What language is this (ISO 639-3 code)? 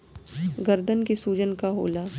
bho